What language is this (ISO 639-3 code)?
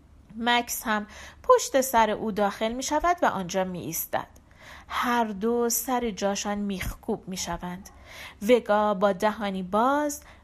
fas